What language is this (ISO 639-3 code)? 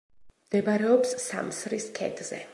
kat